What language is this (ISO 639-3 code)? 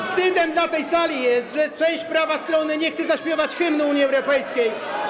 pol